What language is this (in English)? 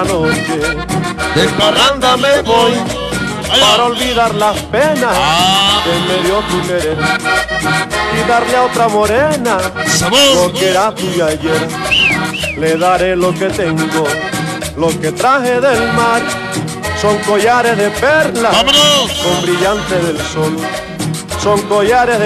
Spanish